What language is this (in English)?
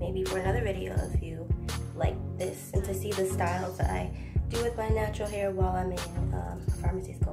English